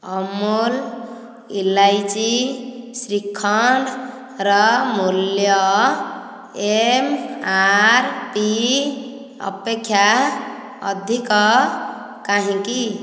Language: Odia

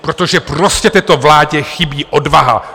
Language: Czech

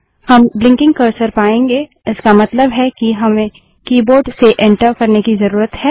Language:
Hindi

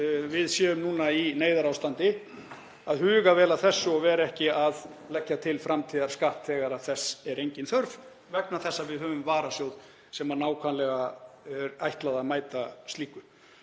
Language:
Icelandic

